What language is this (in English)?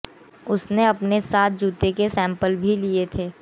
Hindi